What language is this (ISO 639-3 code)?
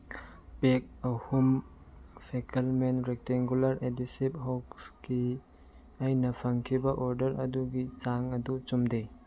mni